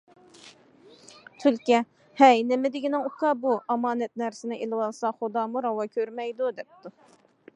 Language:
Uyghur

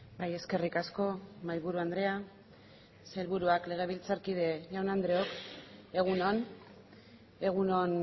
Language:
Basque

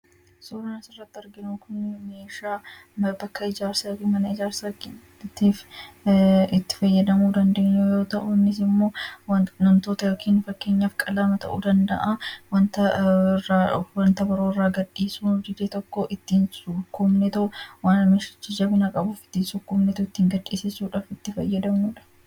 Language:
Oromo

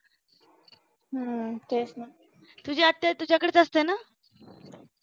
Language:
Marathi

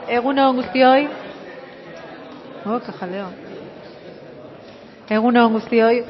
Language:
Basque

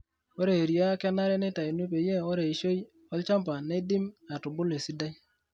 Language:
Masai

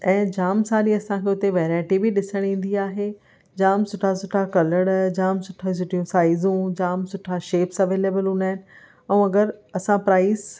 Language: Sindhi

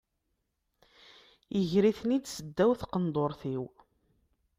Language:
Kabyle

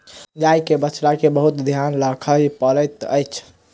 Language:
Maithili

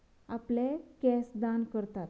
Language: Konkani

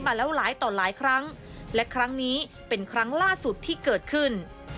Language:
Thai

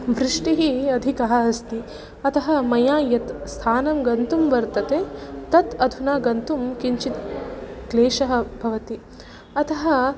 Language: Sanskrit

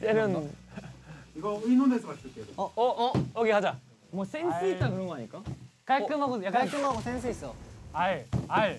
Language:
Korean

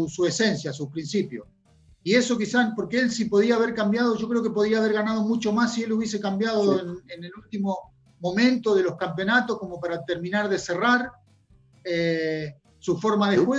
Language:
Spanish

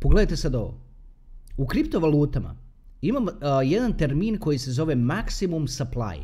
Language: Croatian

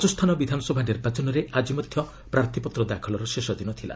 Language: Odia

